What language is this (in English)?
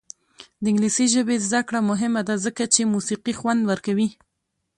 Pashto